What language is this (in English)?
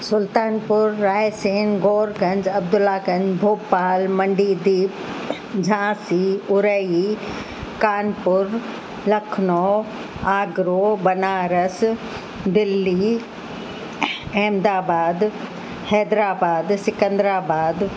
Sindhi